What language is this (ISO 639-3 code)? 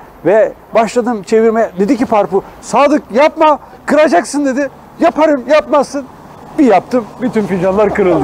tur